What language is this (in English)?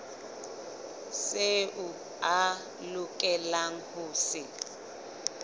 Southern Sotho